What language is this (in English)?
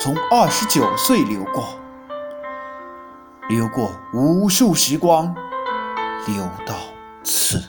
Chinese